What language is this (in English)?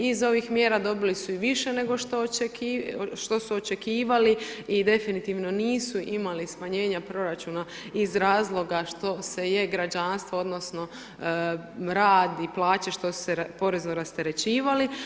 Croatian